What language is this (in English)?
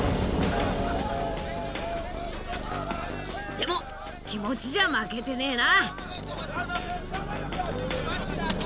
Japanese